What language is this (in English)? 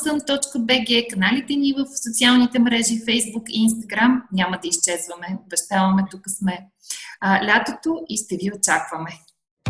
Bulgarian